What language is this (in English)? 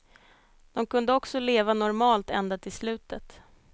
Swedish